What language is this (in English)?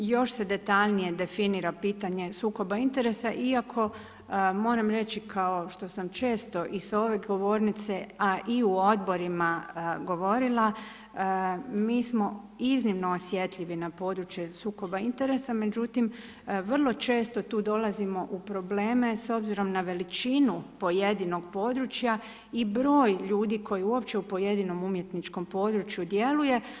Croatian